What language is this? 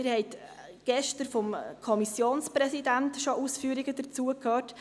Swiss German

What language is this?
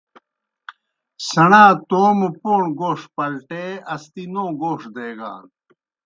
Kohistani Shina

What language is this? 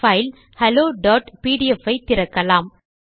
Tamil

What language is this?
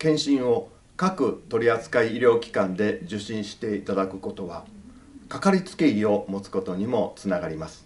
Japanese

